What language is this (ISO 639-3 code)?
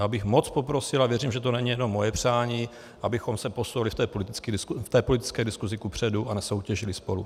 ces